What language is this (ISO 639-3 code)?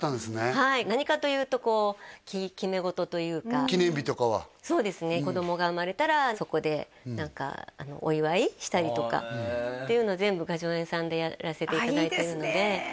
jpn